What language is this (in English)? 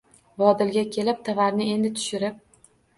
Uzbek